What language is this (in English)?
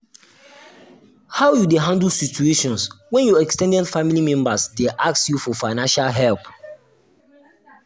Nigerian Pidgin